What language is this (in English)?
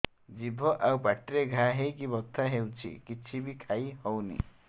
Odia